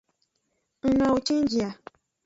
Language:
Aja (Benin)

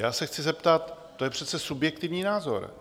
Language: Czech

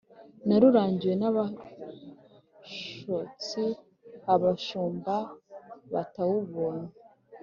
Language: Kinyarwanda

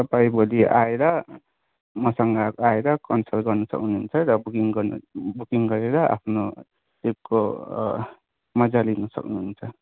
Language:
Nepali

